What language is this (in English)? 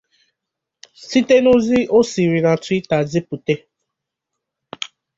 Igbo